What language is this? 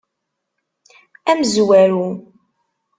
Kabyle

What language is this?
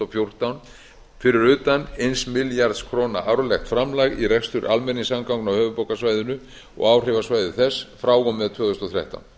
Icelandic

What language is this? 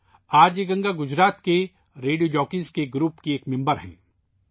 Urdu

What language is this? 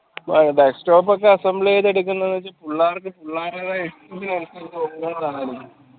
Malayalam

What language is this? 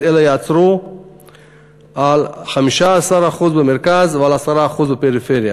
Hebrew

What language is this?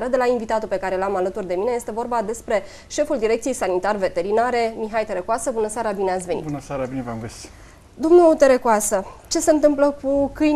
Romanian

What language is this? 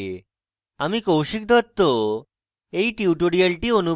Bangla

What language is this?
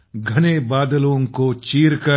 Marathi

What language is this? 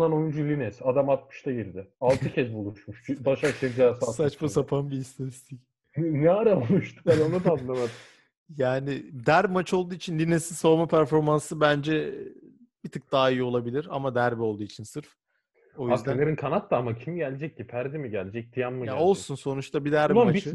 Turkish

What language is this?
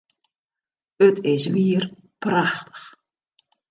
Western Frisian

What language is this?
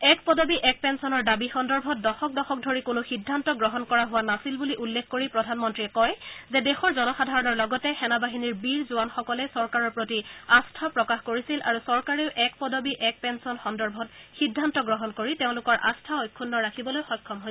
Assamese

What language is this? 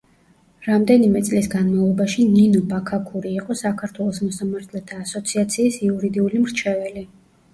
Georgian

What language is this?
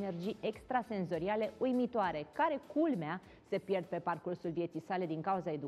Romanian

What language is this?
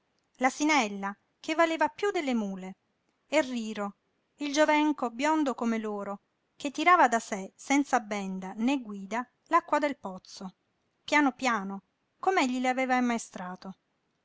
Italian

